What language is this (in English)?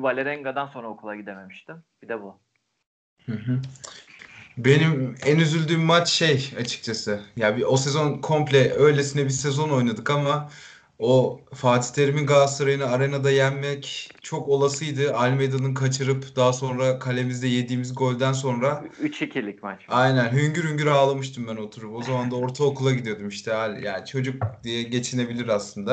Turkish